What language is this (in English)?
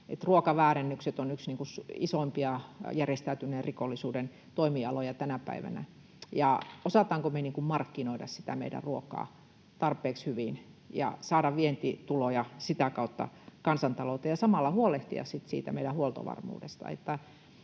Finnish